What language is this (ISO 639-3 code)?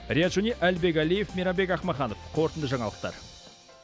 kaz